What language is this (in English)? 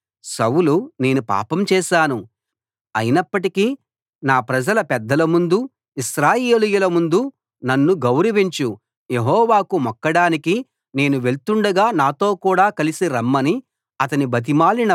Telugu